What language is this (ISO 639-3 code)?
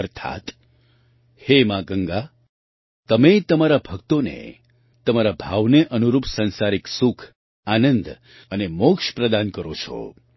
guj